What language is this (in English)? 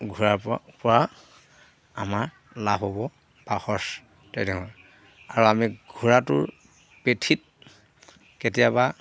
Assamese